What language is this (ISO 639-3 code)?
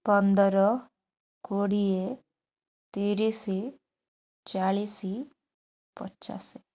ori